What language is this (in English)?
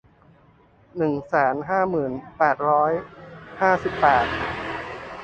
Thai